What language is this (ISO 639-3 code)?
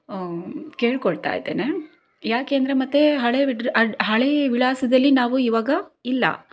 kan